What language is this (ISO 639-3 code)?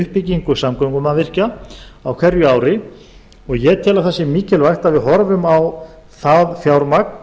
isl